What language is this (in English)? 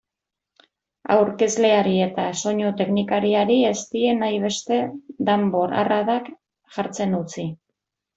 Basque